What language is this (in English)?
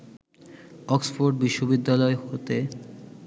Bangla